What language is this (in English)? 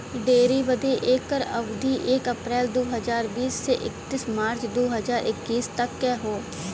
Bhojpuri